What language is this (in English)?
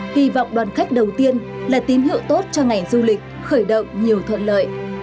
Vietnamese